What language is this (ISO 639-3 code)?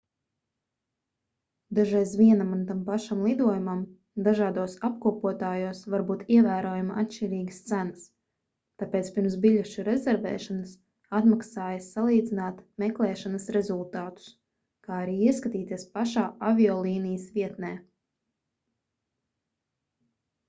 lav